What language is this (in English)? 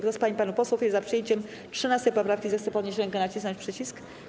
Polish